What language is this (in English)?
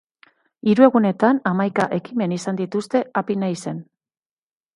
Basque